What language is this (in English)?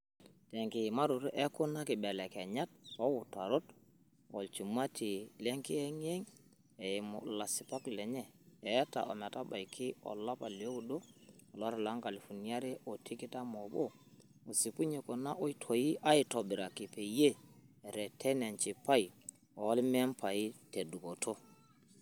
Masai